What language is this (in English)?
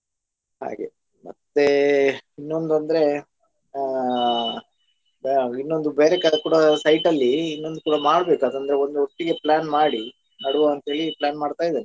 Kannada